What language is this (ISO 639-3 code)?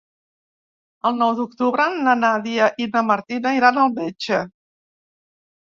cat